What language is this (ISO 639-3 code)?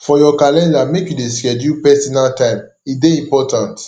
pcm